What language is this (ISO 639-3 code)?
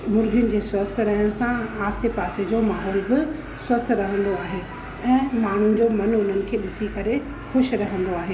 snd